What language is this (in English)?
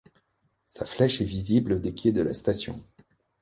French